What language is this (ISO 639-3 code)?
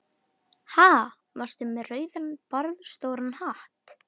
isl